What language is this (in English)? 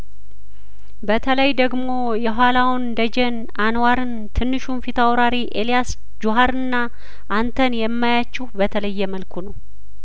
Amharic